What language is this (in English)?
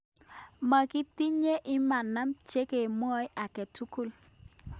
Kalenjin